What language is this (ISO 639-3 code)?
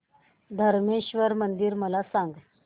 mar